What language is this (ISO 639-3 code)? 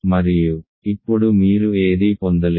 tel